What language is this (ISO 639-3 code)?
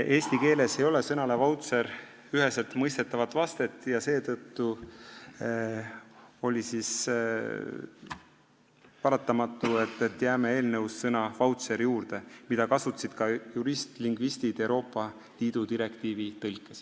est